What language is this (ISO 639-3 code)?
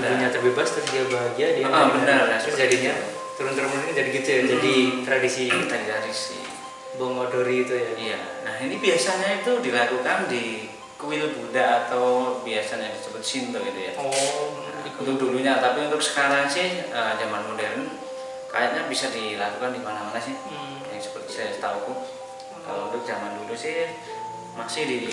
ind